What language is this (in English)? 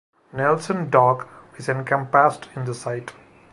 English